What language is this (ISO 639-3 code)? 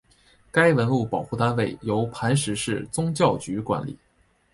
zho